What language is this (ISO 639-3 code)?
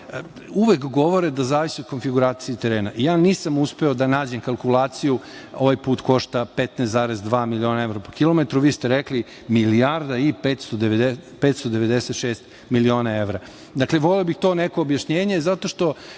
srp